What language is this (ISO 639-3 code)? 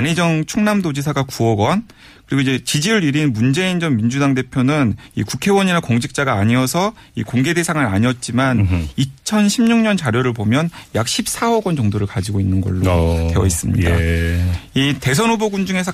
kor